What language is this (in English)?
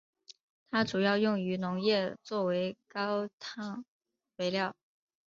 Chinese